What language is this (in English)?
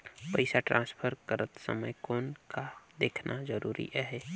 Chhattisgarhi